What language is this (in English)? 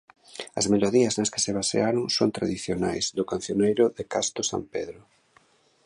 Galician